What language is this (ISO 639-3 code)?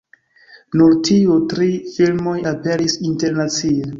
epo